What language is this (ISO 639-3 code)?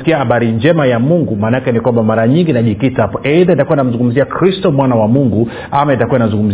swa